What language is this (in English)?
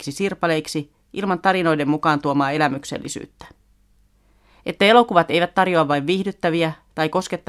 Finnish